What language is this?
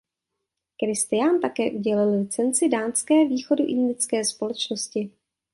Czech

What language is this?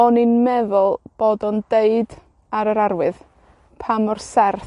Welsh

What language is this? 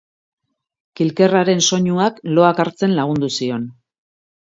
Basque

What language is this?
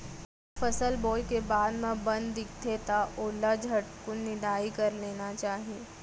Chhattisgarhi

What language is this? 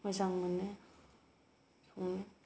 Bodo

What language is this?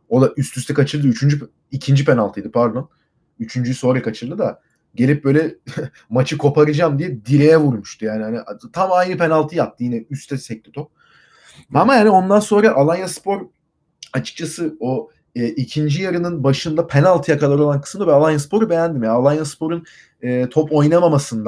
Turkish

